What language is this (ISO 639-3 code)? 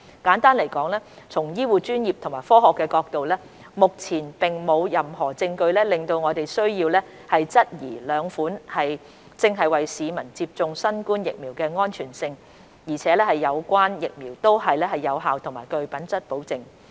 yue